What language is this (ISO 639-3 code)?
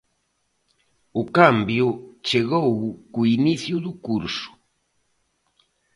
glg